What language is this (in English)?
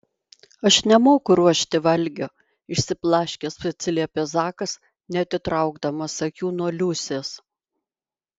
Lithuanian